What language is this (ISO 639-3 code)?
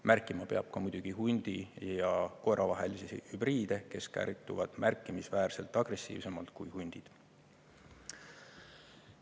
est